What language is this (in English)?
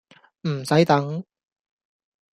Cantonese